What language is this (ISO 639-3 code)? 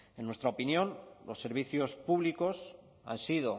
spa